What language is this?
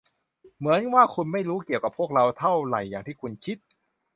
Thai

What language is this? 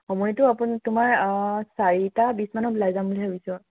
Assamese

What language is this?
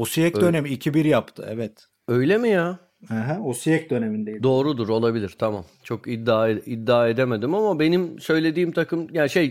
Turkish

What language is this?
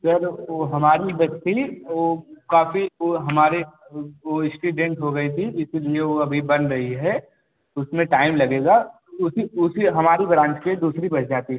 Hindi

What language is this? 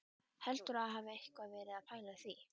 Icelandic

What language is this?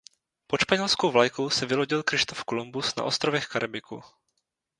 Czech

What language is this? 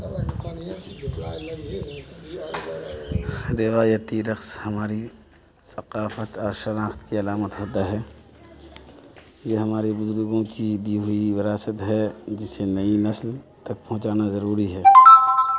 Urdu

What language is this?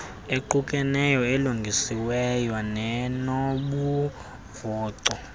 Xhosa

